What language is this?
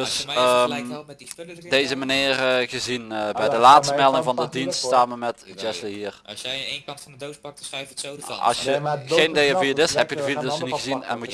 Dutch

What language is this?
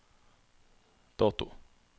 Norwegian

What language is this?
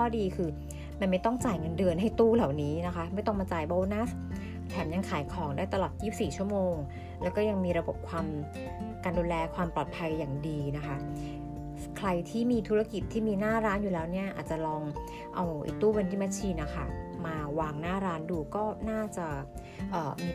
Thai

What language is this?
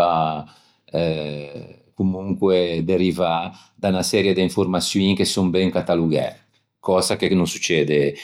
Ligurian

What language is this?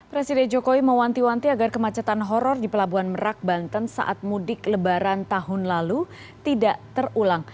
Indonesian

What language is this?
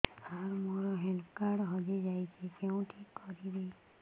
Odia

